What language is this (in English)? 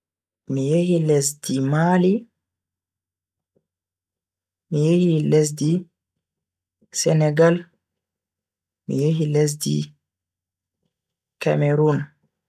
Bagirmi Fulfulde